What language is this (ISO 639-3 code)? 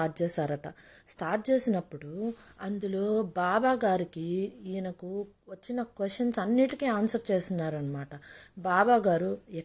tel